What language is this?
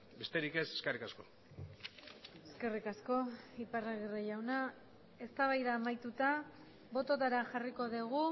Basque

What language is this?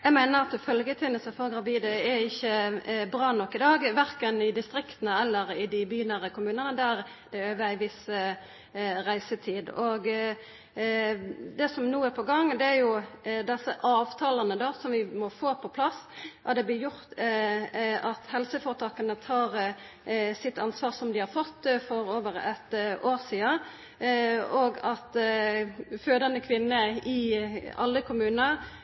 Norwegian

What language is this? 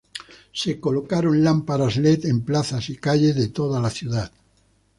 Spanish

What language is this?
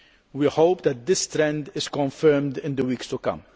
English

